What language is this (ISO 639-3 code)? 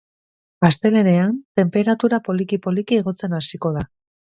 eus